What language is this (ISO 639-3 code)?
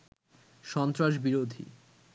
ben